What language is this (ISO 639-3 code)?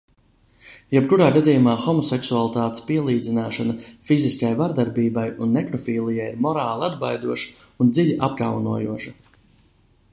lav